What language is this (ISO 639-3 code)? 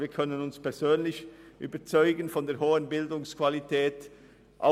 gsw